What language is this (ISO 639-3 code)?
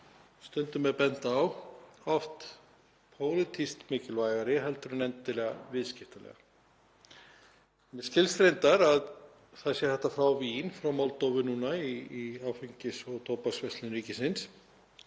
isl